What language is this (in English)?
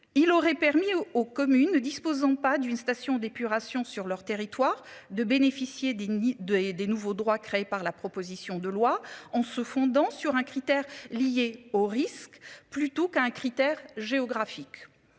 French